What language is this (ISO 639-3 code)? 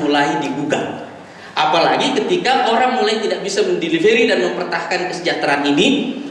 ind